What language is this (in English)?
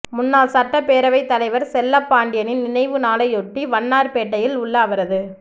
Tamil